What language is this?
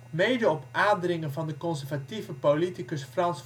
Dutch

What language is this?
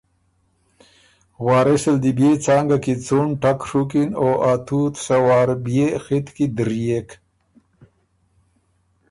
Ormuri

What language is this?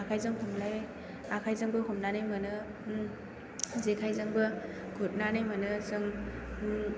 Bodo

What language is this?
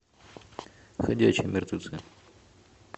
Russian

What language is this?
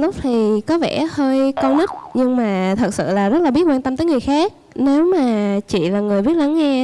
Vietnamese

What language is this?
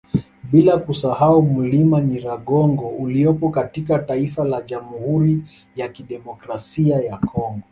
Swahili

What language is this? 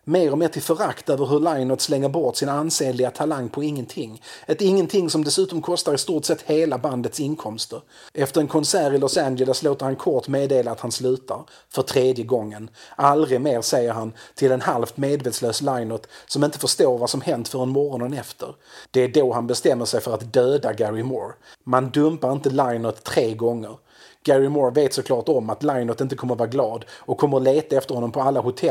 Swedish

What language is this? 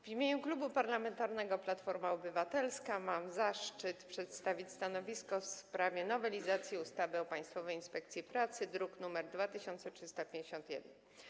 Polish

